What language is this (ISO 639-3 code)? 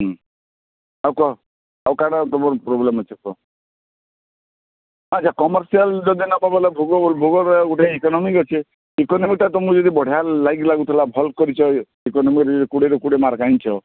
ori